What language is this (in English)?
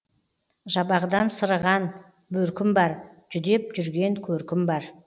Kazakh